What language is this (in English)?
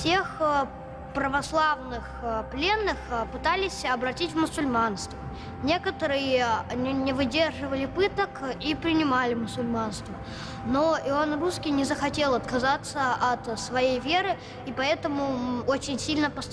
Russian